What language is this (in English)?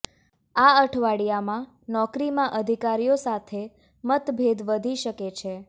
Gujarati